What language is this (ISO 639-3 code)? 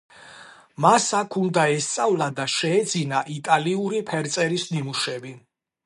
kat